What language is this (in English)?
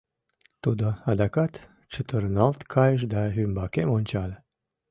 Mari